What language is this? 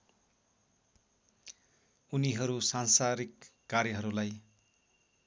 Nepali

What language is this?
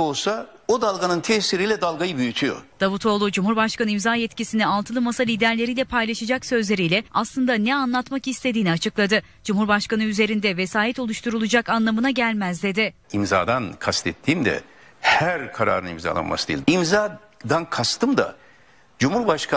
Turkish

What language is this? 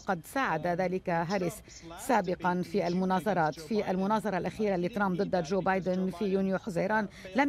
Arabic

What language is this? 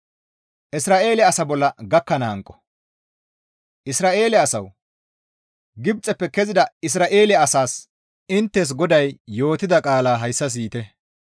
Gamo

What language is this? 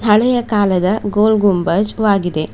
Kannada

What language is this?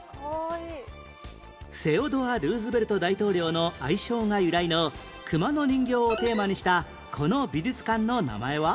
Japanese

